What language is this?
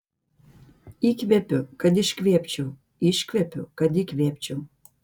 Lithuanian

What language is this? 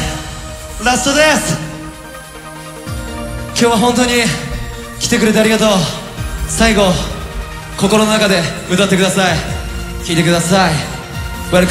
Arabic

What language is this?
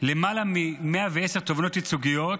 Hebrew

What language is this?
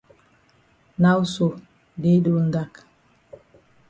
Cameroon Pidgin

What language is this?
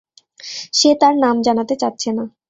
Bangla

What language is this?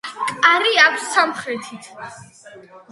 Georgian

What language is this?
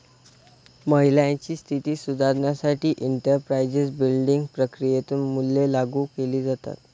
Marathi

